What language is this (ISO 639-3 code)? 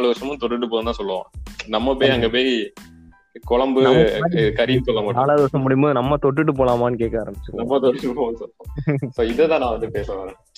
tam